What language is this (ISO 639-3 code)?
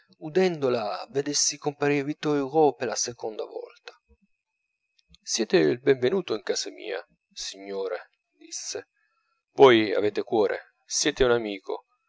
ita